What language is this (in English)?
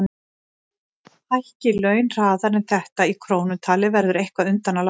Icelandic